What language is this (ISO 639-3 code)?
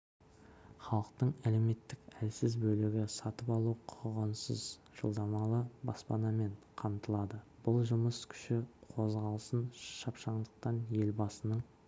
kaz